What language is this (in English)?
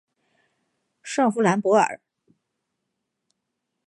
Chinese